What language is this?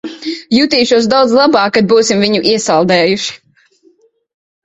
Latvian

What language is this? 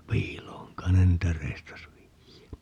Finnish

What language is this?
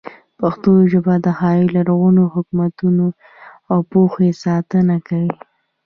Pashto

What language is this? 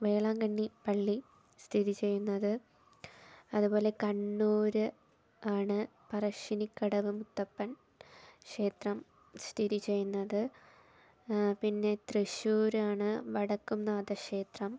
Malayalam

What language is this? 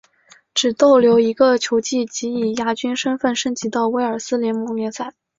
Chinese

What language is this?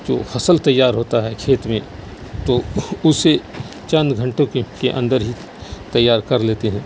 Urdu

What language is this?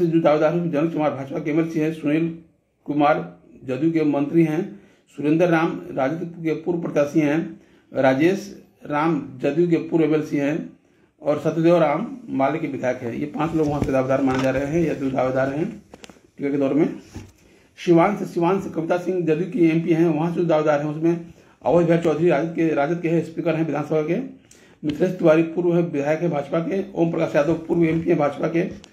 Hindi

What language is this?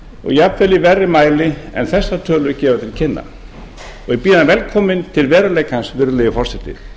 Icelandic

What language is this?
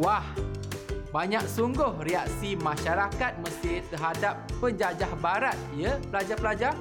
Malay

